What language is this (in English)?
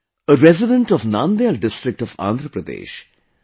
English